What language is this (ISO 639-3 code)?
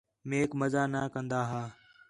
xhe